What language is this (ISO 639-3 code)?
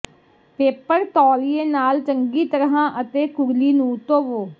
pan